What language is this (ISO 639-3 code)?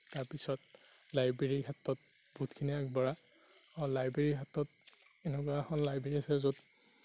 asm